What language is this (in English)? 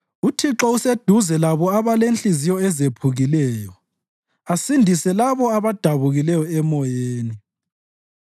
North Ndebele